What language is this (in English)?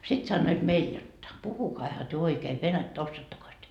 Finnish